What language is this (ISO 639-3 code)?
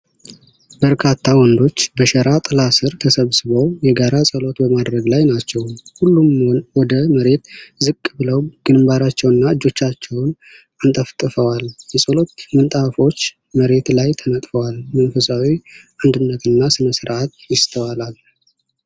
amh